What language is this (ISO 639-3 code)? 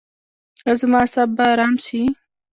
pus